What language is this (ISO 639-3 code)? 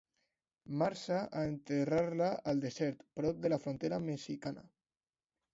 cat